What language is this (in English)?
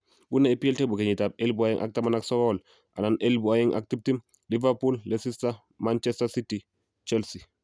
Kalenjin